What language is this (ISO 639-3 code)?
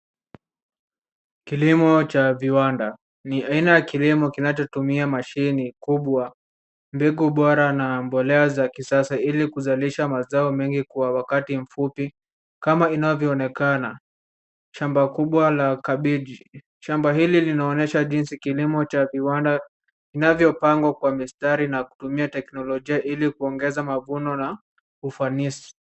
swa